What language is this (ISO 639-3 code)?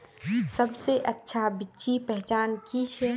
mag